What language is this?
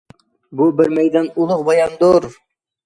Uyghur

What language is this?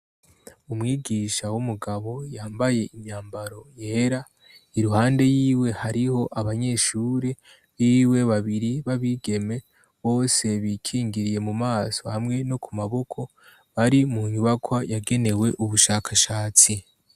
Rundi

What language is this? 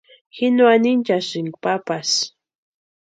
Western Highland Purepecha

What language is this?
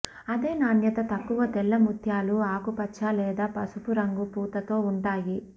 Telugu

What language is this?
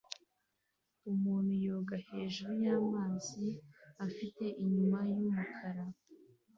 Kinyarwanda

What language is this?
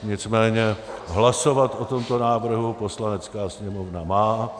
Czech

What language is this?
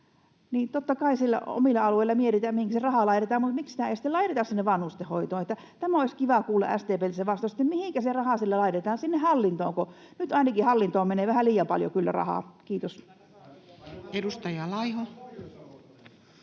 Finnish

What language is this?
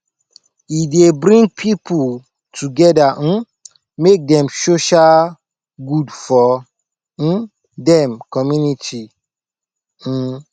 Nigerian Pidgin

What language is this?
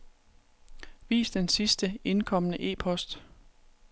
Danish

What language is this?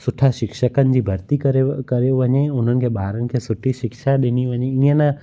Sindhi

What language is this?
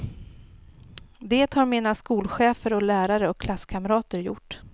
Swedish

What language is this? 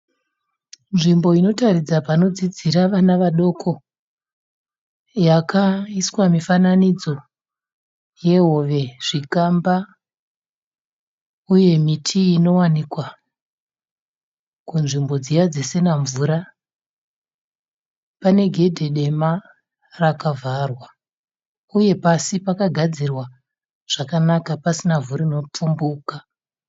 Shona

